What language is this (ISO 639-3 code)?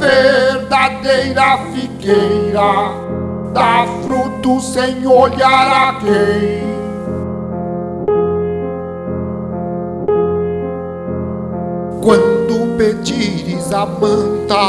por